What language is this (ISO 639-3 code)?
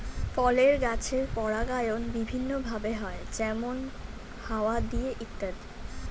ben